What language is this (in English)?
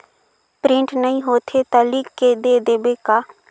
Chhattisgarhi